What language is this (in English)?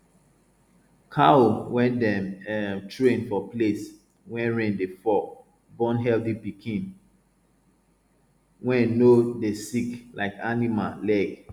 Nigerian Pidgin